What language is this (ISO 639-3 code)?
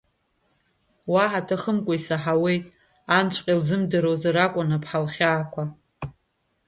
abk